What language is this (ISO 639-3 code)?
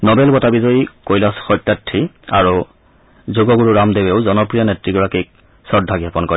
asm